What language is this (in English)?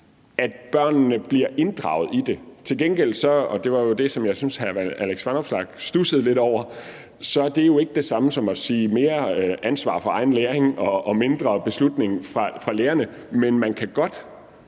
Danish